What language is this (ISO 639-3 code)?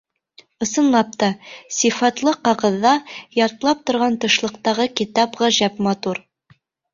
bak